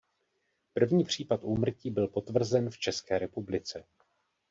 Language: Czech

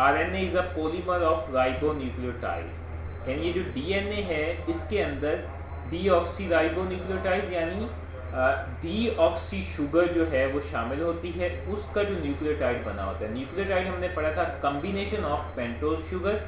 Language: Hindi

